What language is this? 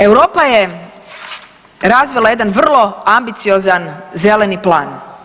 Croatian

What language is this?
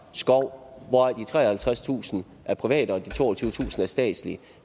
Danish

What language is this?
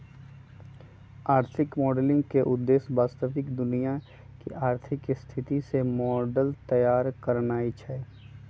Magahi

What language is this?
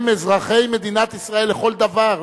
Hebrew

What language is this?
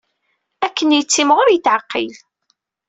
Kabyle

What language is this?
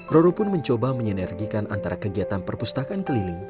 Indonesian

